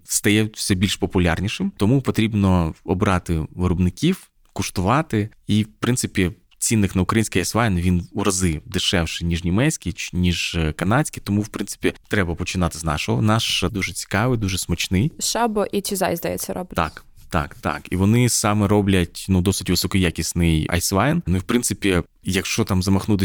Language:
Ukrainian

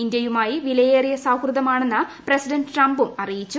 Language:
Malayalam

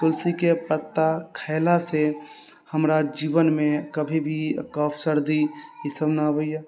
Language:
Maithili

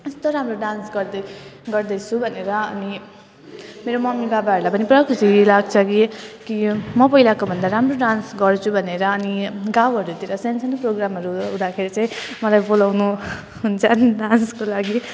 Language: Nepali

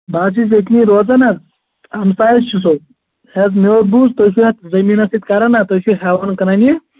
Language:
Kashmiri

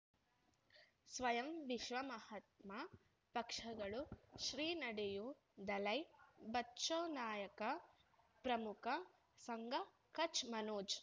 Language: Kannada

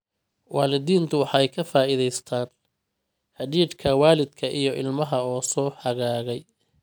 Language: Somali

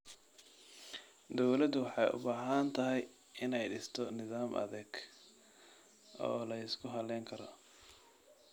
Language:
Somali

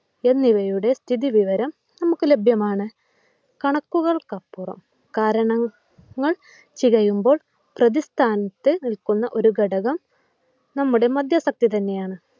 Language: Malayalam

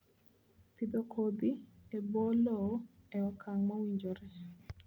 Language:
Luo (Kenya and Tanzania)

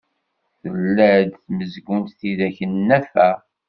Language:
Kabyle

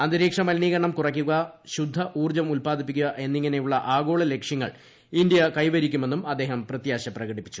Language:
Malayalam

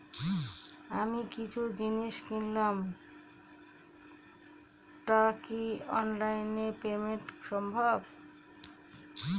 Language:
Bangla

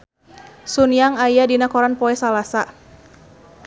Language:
Sundanese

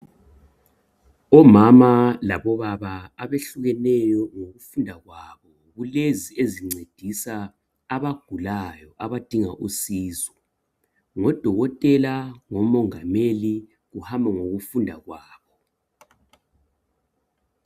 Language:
North Ndebele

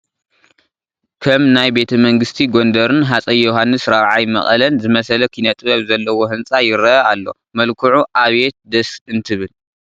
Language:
Tigrinya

